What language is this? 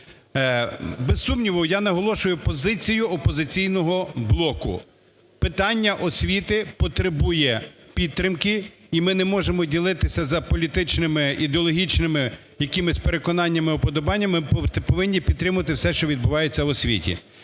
Ukrainian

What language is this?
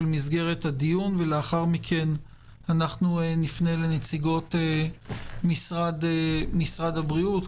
Hebrew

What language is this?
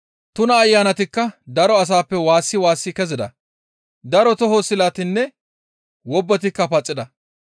Gamo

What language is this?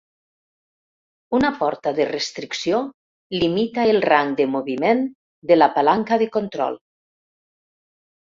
Catalan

